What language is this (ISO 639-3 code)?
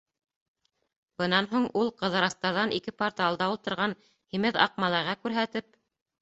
bak